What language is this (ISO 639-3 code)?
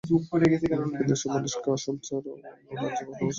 ben